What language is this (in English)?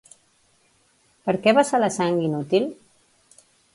Catalan